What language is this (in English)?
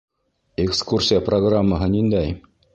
Bashkir